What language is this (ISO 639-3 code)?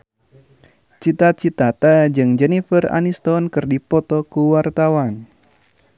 sun